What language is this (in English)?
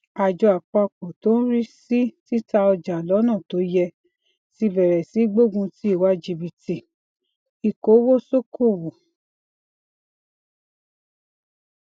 Yoruba